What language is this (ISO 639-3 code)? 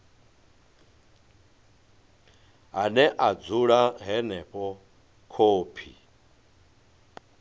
ven